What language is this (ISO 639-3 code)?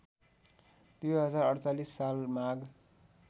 nep